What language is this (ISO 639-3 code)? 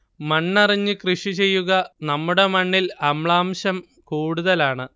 mal